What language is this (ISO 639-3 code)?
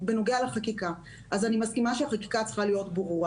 heb